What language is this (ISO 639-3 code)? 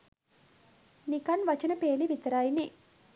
sin